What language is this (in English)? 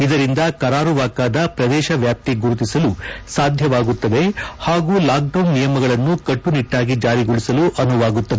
Kannada